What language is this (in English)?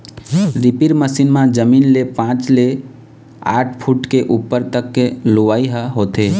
Chhattisgarhi